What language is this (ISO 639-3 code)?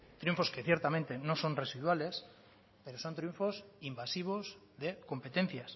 spa